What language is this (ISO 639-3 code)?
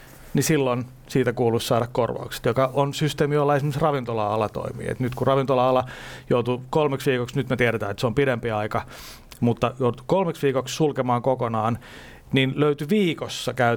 fin